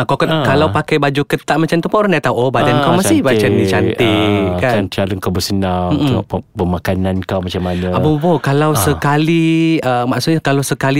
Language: Malay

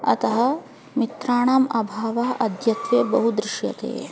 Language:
Sanskrit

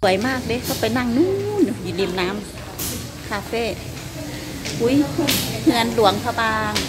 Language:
Thai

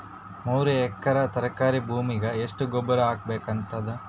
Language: Kannada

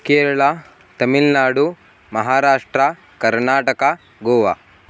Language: Sanskrit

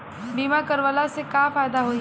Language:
Bhojpuri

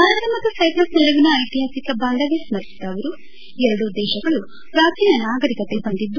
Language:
Kannada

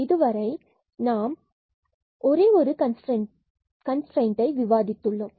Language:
Tamil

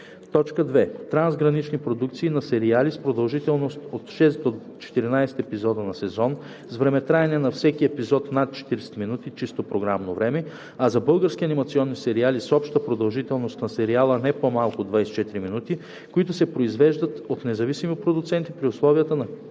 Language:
Bulgarian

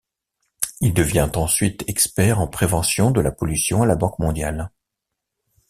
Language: French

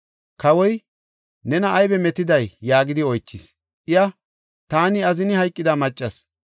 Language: Gofa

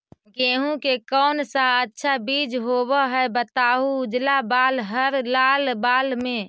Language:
Magahi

